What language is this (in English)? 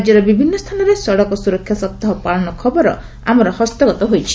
Odia